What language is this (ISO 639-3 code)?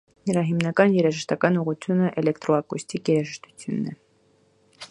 hye